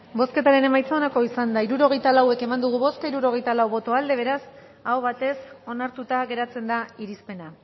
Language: Basque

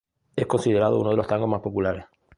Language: Spanish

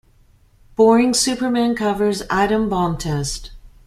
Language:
English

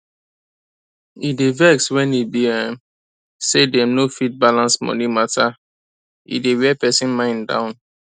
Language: Nigerian Pidgin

